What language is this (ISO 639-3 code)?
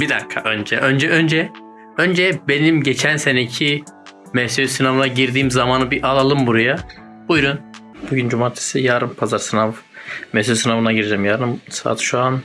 tur